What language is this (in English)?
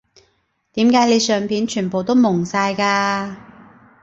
Cantonese